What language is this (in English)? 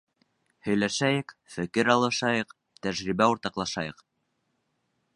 Bashkir